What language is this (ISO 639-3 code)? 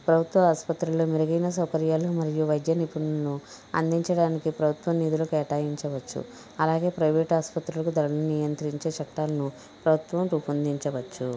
tel